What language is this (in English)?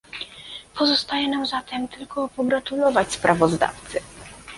Polish